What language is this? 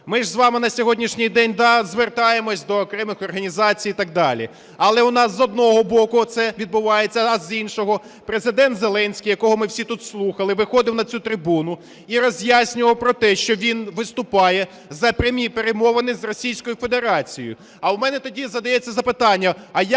Ukrainian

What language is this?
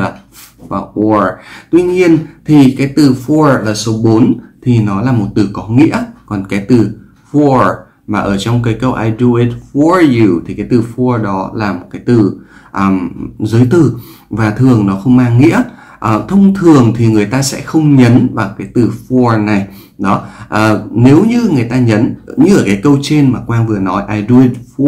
Vietnamese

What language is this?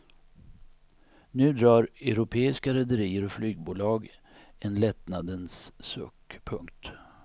Swedish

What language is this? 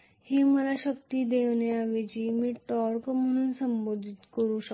Marathi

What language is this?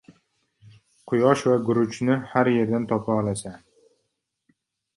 Uzbek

